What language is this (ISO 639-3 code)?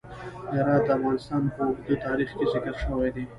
pus